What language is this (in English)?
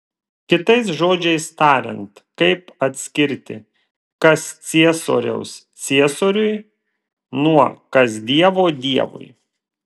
Lithuanian